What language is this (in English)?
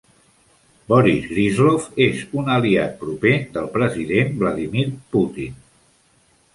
Catalan